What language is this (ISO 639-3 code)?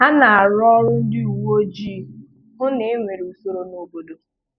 ibo